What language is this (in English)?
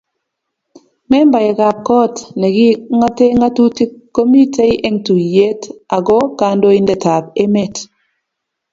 Kalenjin